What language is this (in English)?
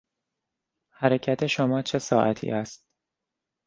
Persian